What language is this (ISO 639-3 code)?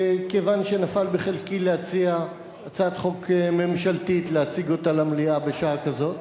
heb